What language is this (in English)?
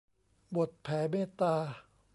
Thai